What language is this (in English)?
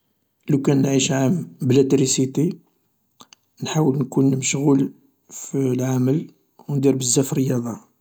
Algerian Arabic